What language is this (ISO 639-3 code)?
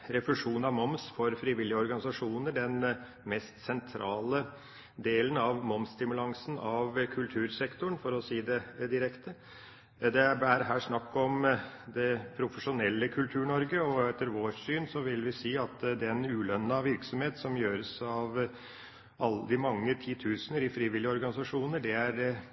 nob